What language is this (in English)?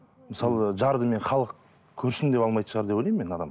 Kazakh